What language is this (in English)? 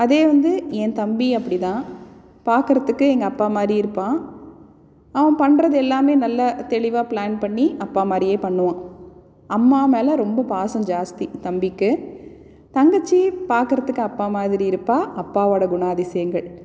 Tamil